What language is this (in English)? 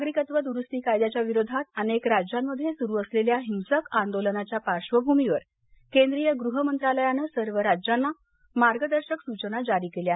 Marathi